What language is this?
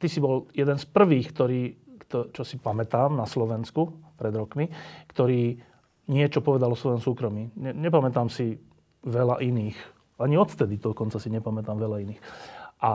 Slovak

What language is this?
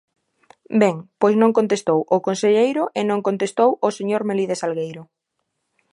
Galician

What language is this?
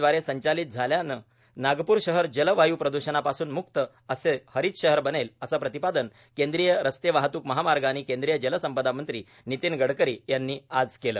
Marathi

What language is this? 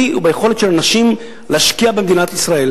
Hebrew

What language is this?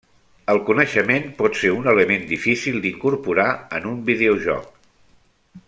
Catalan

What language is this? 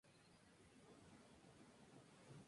Spanish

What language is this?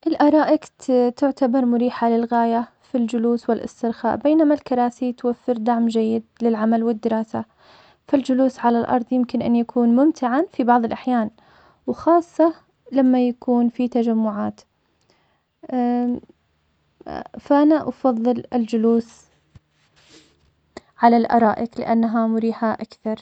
Omani Arabic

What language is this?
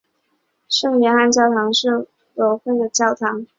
Chinese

